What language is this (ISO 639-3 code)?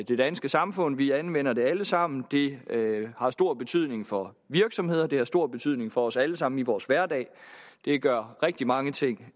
dan